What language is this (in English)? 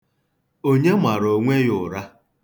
Igbo